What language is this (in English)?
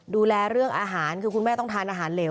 Thai